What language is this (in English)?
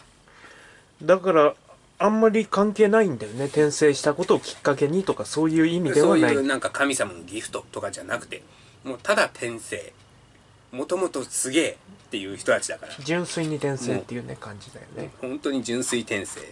Japanese